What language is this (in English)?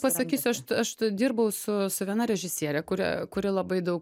Lithuanian